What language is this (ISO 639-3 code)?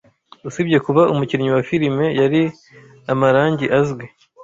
kin